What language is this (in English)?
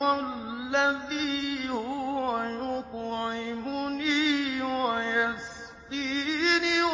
Arabic